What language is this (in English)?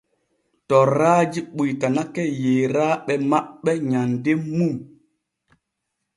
Borgu Fulfulde